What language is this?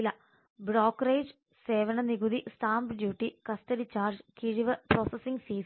Malayalam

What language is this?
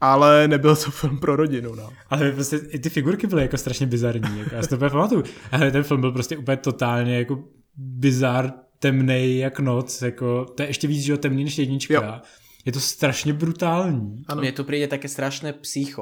Czech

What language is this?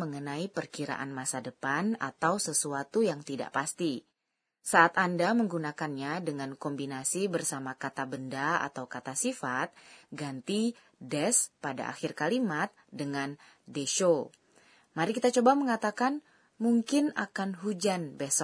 Indonesian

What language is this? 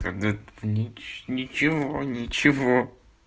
Russian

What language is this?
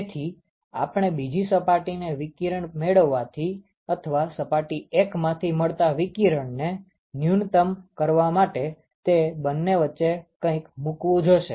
Gujarati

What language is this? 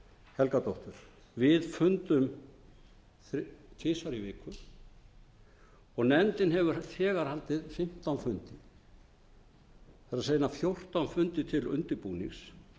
Icelandic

